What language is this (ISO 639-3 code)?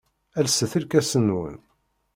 kab